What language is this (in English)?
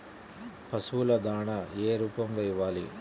Telugu